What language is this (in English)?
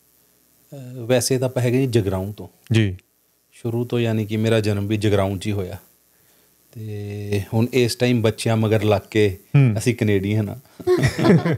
Punjabi